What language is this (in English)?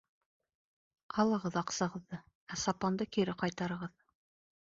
Bashkir